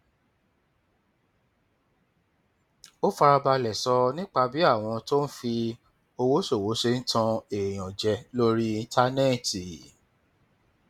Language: Yoruba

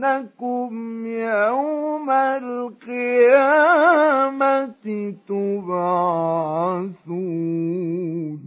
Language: Arabic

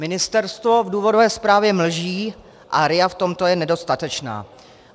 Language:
Czech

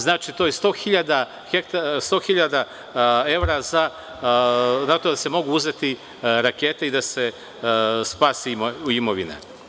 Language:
Serbian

